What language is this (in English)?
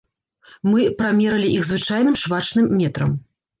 Belarusian